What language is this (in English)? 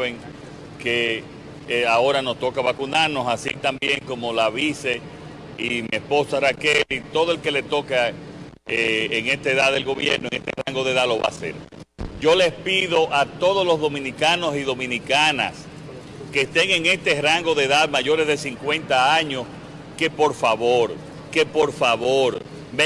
Spanish